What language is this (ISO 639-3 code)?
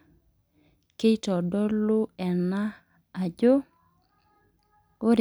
mas